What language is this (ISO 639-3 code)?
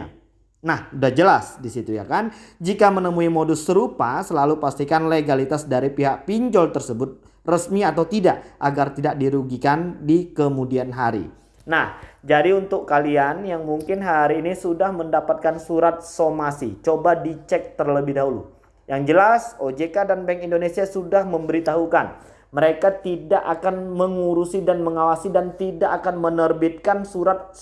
ind